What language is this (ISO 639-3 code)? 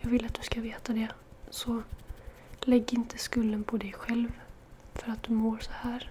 swe